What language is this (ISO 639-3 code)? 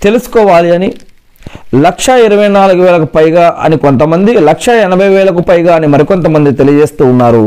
tel